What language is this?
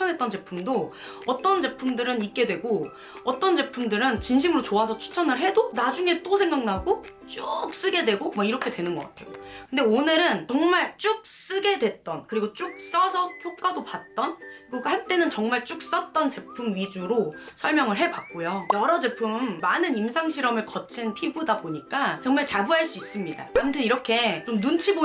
Korean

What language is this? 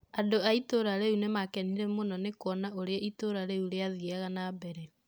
Kikuyu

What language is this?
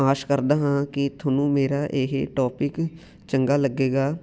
Punjabi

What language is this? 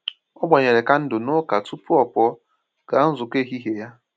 Igbo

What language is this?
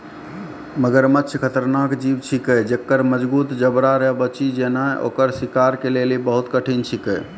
Maithili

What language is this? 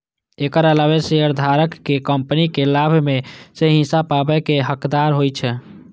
Maithili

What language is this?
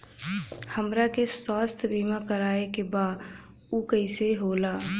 Bhojpuri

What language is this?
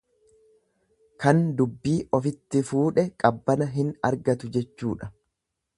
Oromo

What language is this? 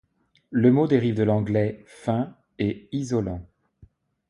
French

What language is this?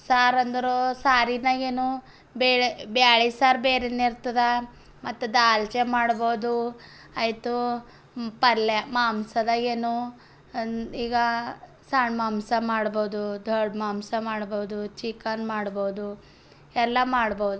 Kannada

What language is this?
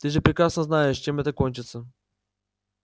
Russian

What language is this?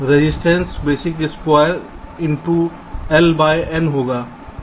Hindi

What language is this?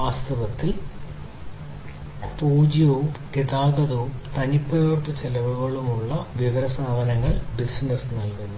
Malayalam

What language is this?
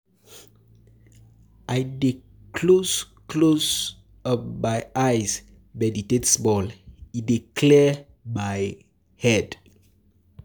Nigerian Pidgin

